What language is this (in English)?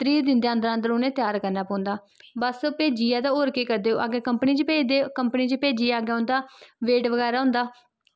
Dogri